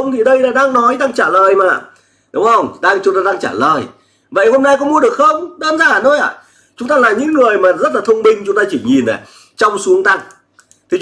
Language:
Vietnamese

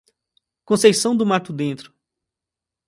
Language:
Portuguese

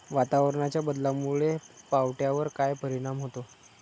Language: Marathi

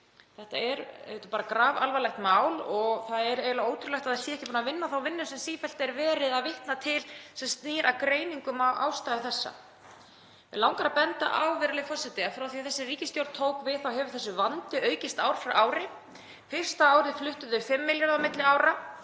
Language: Icelandic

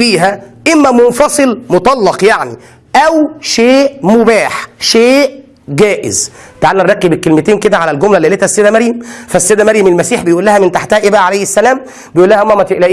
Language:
Arabic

